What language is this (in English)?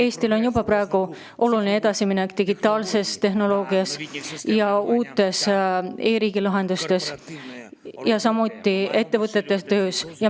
Estonian